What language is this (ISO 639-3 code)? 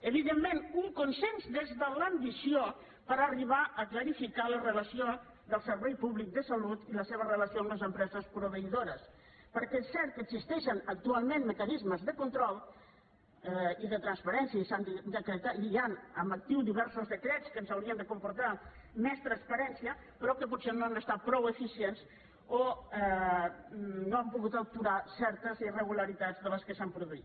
cat